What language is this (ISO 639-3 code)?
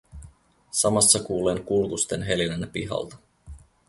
fin